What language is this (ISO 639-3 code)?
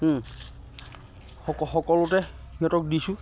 asm